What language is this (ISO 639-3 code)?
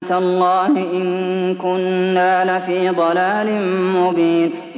ara